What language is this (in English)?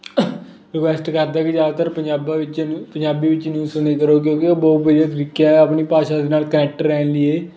Punjabi